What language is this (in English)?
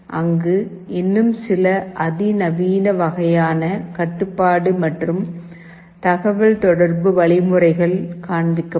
Tamil